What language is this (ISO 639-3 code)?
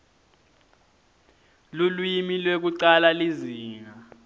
ssw